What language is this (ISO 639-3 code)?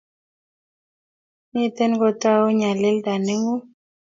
kln